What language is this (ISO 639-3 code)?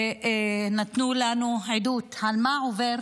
heb